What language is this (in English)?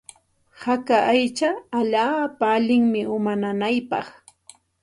Santa Ana de Tusi Pasco Quechua